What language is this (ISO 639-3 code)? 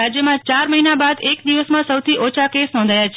guj